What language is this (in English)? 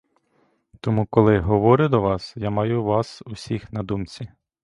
Ukrainian